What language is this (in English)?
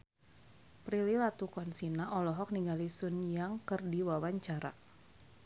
Sundanese